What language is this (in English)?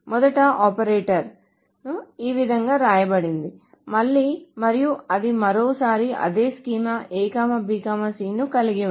Telugu